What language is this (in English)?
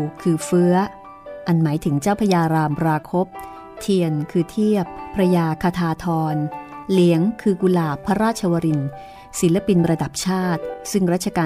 Thai